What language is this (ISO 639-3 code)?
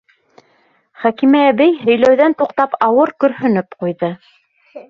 bak